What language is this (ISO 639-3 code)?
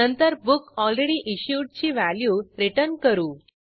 mar